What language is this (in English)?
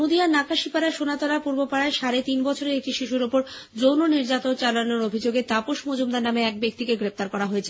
Bangla